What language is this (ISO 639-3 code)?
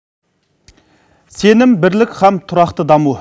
kaz